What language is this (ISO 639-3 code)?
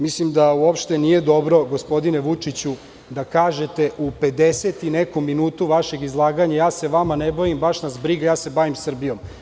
srp